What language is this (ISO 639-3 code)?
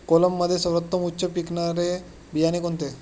mar